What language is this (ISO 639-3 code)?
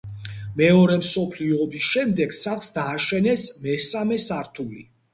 kat